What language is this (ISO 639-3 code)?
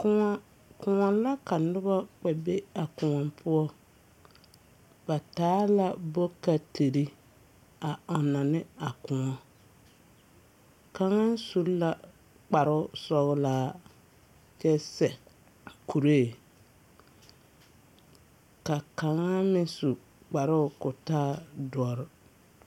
dga